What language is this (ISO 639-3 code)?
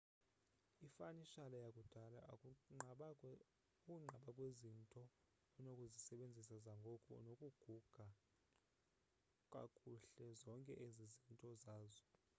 xho